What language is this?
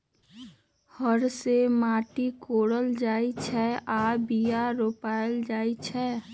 Magahi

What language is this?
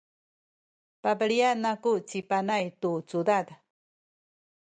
Sakizaya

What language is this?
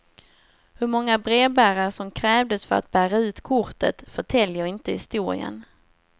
Swedish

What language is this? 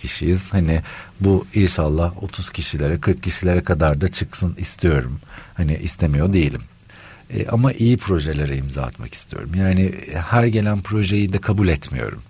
Turkish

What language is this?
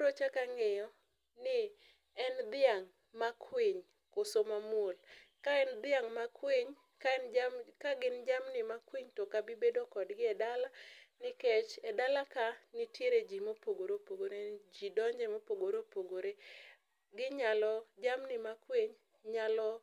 Luo (Kenya and Tanzania)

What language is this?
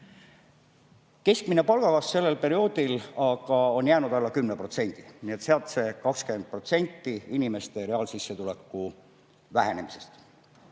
Estonian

